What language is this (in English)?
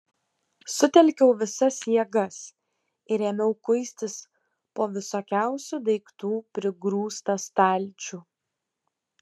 Lithuanian